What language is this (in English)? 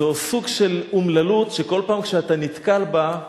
Hebrew